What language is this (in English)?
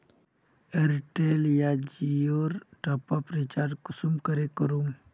Magahi